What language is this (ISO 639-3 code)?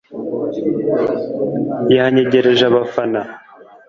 kin